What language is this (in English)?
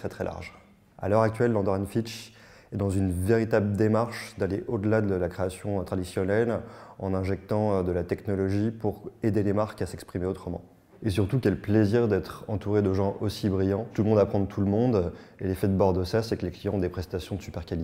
French